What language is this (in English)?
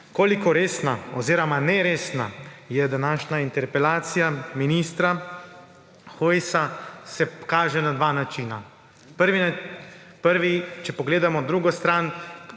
Slovenian